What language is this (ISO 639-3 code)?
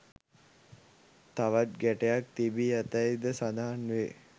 sin